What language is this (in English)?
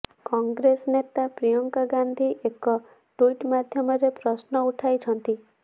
Odia